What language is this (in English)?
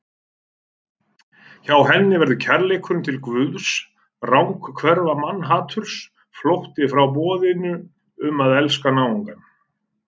Icelandic